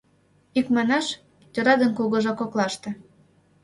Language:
Mari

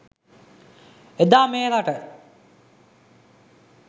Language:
Sinhala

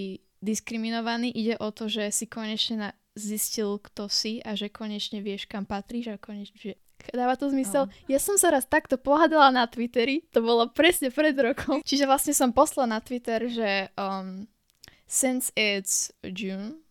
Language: Slovak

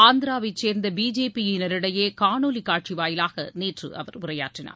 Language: Tamil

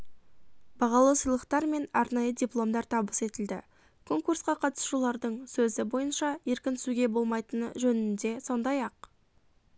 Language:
Kazakh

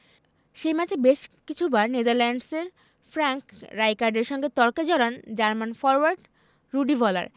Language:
Bangla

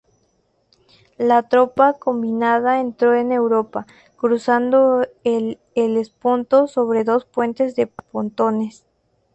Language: Spanish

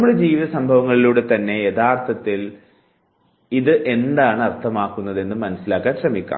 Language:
Malayalam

